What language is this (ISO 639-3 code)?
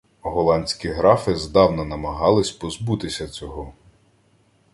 ukr